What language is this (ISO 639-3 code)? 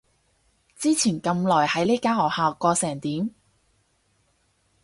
yue